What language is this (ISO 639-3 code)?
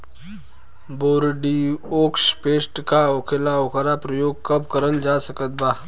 bho